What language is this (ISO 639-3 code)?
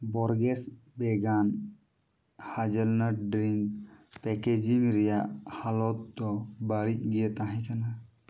sat